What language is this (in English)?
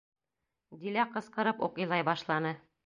Bashkir